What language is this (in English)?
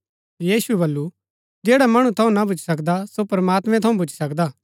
Gaddi